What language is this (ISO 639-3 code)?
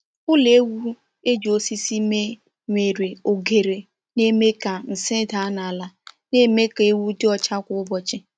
ibo